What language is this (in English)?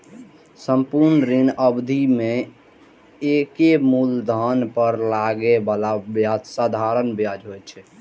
Maithili